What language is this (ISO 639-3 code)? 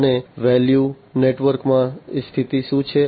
guj